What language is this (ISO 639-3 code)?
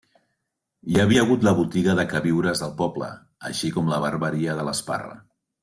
cat